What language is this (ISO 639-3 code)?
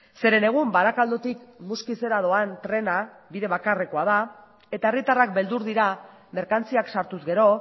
eus